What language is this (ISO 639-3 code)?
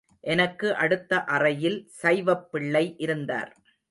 tam